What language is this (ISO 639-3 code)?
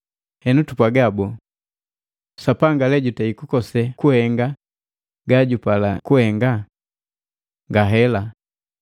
mgv